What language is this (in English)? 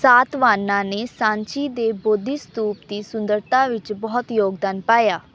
Punjabi